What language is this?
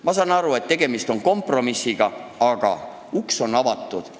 Estonian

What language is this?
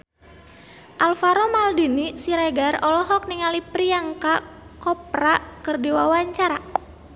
Sundanese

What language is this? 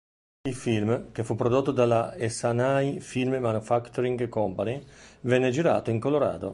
Italian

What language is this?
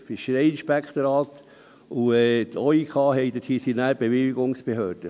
Swiss German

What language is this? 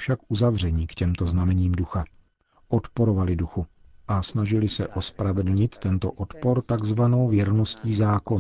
Czech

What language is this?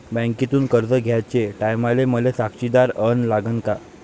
Marathi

